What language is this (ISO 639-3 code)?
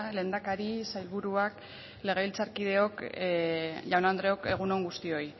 eus